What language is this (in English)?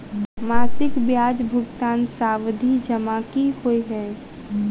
Maithili